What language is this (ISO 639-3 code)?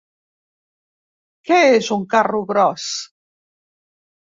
cat